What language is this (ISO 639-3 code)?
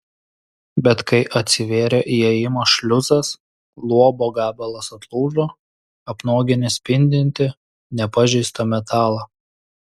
lit